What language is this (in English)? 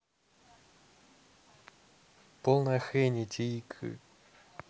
Russian